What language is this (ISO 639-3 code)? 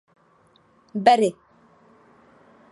ces